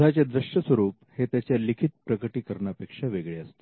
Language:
Marathi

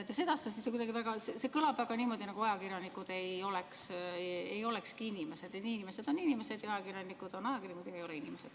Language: Estonian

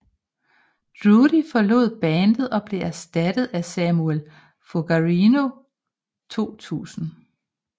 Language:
Danish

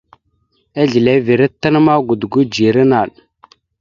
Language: Mada (Cameroon)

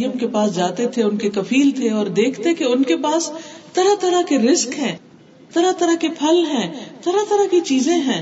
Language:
Urdu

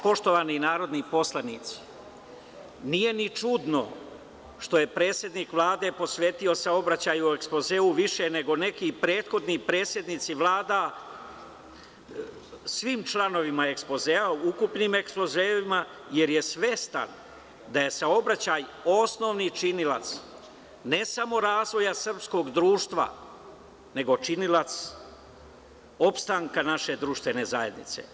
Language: Serbian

